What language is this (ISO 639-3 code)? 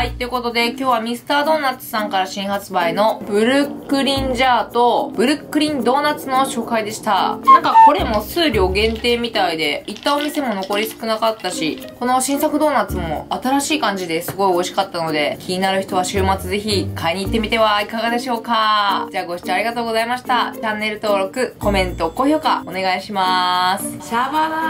jpn